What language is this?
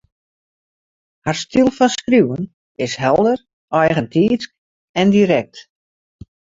Western Frisian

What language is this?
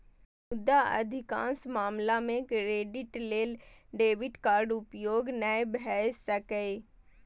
Maithili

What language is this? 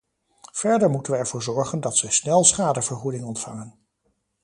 Dutch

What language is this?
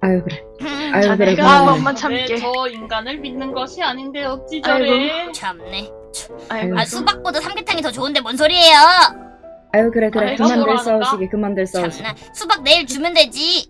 Korean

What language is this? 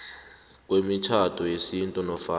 South Ndebele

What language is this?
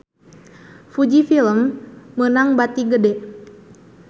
Sundanese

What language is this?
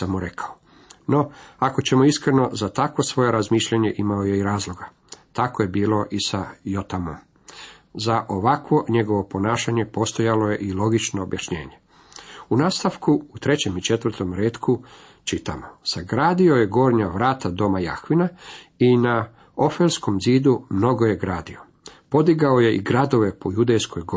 Croatian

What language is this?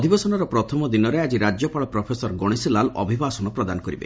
Odia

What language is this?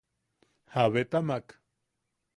Yaqui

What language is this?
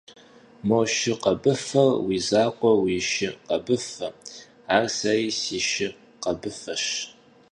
Kabardian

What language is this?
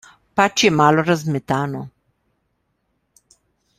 Slovenian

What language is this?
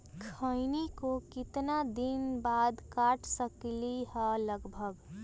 Magahi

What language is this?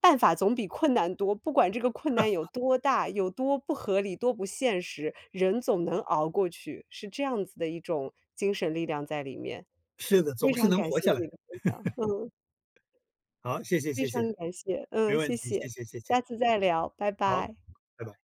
Chinese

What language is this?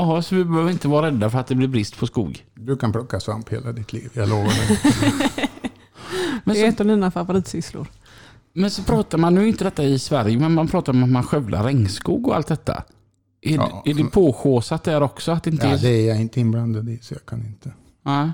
Swedish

